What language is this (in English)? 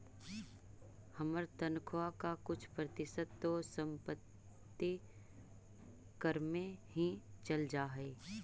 Magahi